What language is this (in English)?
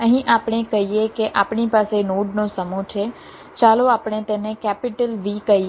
Gujarati